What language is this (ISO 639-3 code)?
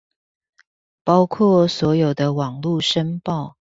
zho